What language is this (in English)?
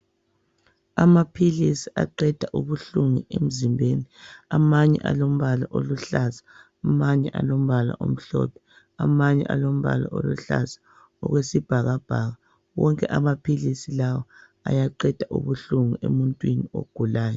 North Ndebele